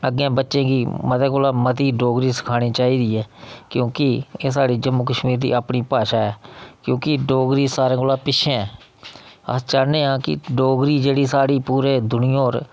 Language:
Dogri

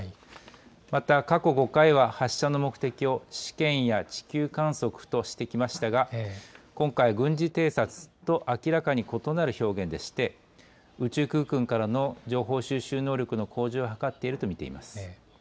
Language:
Japanese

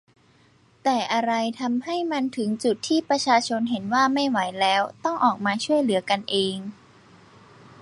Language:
Thai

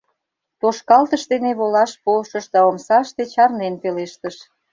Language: Mari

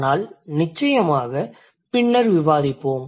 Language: Tamil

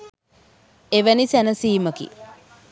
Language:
Sinhala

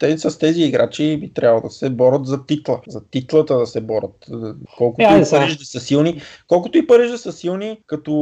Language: Bulgarian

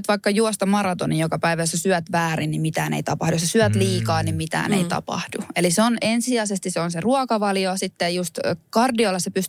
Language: Finnish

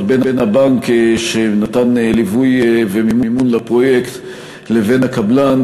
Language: Hebrew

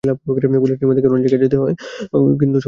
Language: Bangla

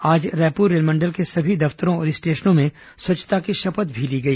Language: Hindi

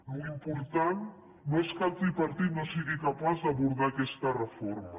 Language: Catalan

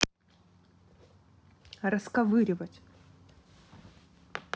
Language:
Russian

